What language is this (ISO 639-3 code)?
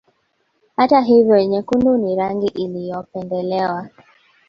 swa